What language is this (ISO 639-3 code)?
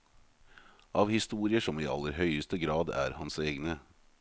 nor